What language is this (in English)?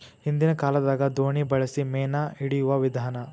Kannada